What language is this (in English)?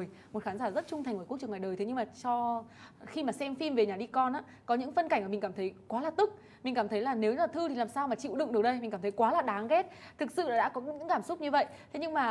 Vietnamese